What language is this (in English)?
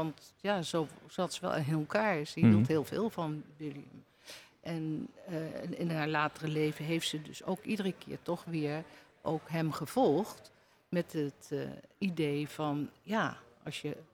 Dutch